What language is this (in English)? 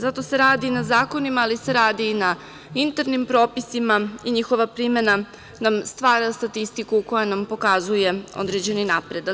Serbian